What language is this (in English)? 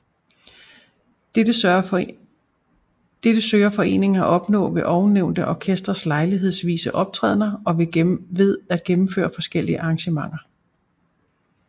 Danish